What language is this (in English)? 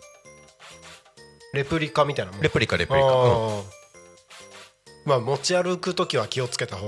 Japanese